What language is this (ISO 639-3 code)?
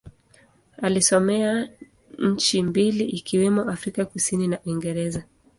swa